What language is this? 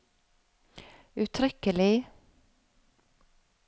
Norwegian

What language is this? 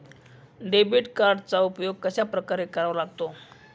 Marathi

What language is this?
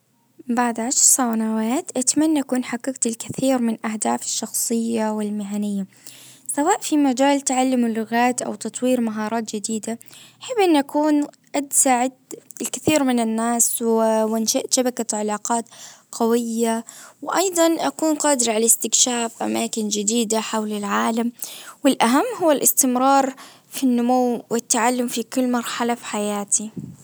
Najdi Arabic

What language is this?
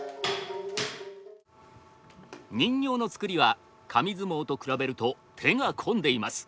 Japanese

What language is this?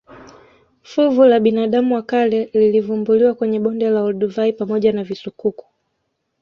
Swahili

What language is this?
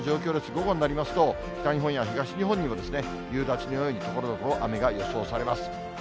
Japanese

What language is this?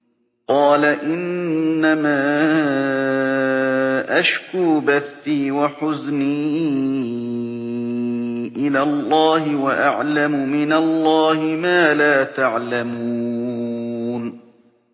Arabic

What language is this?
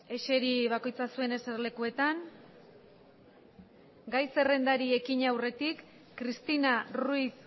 Basque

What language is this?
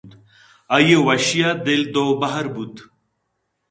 Eastern Balochi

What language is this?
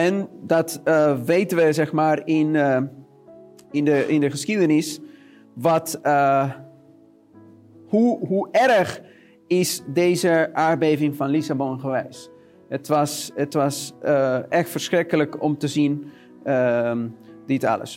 Dutch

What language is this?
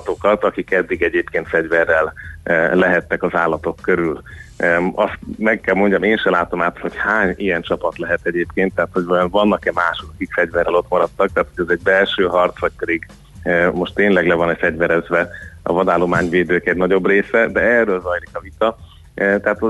Hungarian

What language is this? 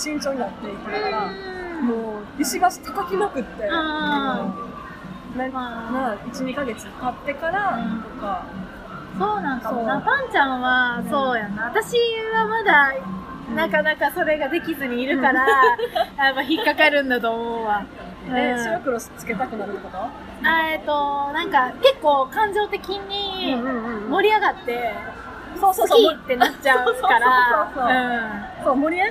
Japanese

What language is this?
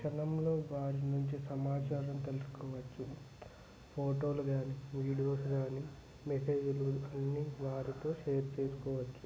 Telugu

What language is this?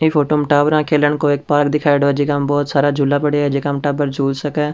Rajasthani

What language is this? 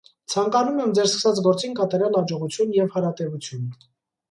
Armenian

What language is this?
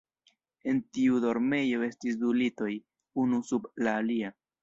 Esperanto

